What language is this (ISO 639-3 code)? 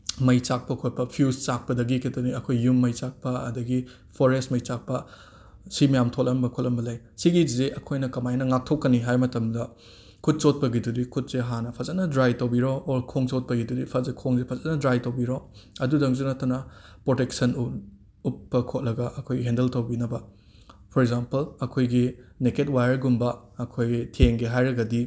mni